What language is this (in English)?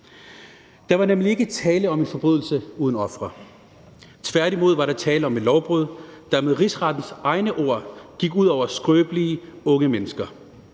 Danish